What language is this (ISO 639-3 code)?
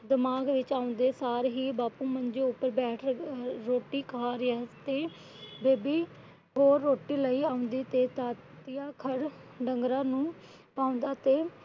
pan